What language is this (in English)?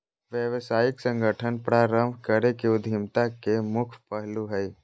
Magahi